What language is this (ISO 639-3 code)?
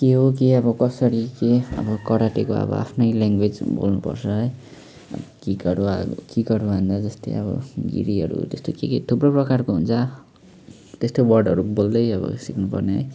nep